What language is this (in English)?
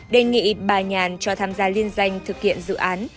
Vietnamese